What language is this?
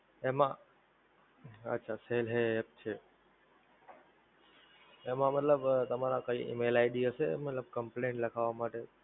Gujarati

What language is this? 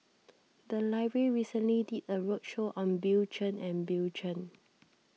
English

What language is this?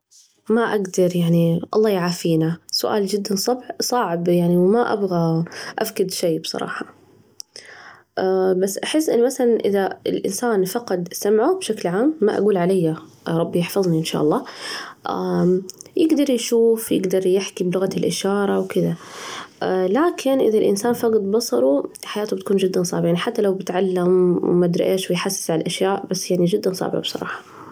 Najdi Arabic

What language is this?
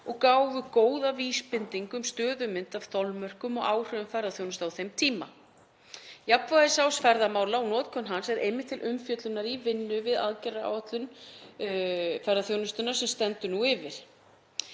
Icelandic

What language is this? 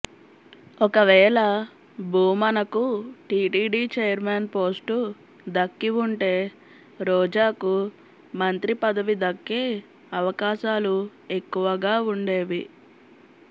Telugu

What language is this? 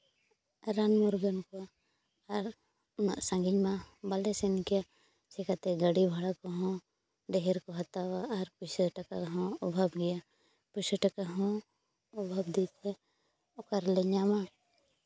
Santali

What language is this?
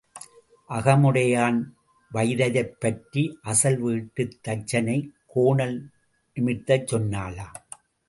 Tamil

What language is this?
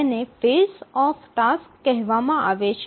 Gujarati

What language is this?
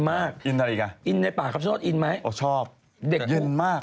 Thai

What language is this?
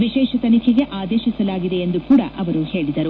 Kannada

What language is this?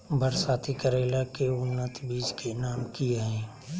Magahi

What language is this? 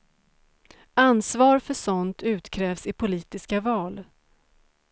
Swedish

